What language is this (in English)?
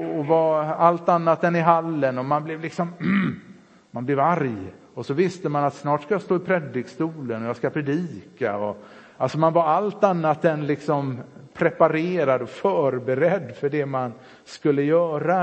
Swedish